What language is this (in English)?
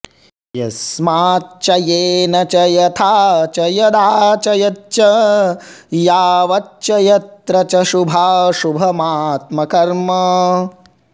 Sanskrit